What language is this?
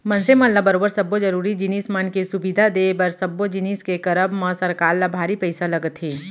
Chhattisgarhi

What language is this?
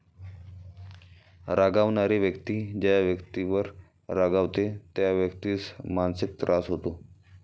Marathi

